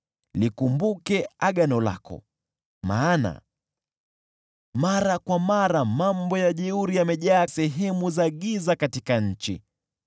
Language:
Swahili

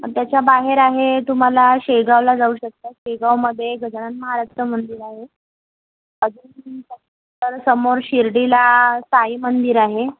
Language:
Marathi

